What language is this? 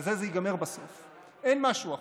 Hebrew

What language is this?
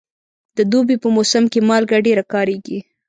Pashto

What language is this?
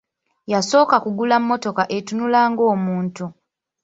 Ganda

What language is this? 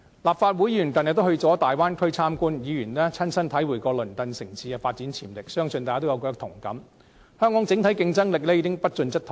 Cantonese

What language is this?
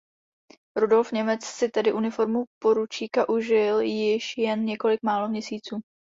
Czech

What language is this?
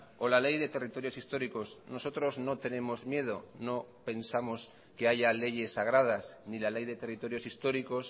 Spanish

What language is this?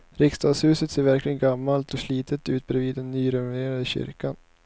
Swedish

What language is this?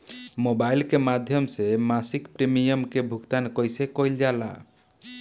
Bhojpuri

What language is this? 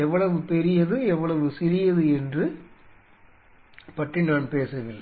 Tamil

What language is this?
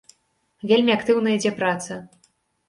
Belarusian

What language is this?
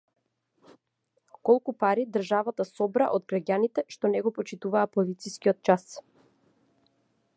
Macedonian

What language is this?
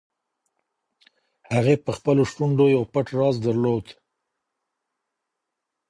Pashto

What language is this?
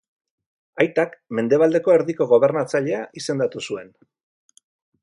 Basque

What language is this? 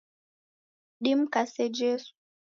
Taita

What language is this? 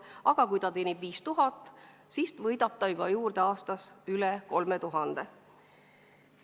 Estonian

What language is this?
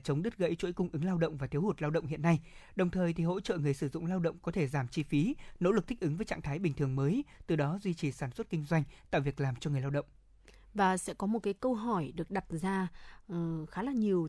Vietnamese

